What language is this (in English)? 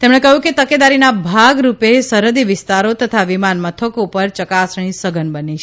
Gujarati